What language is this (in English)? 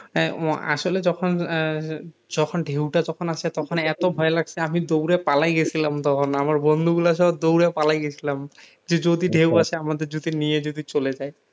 Bangla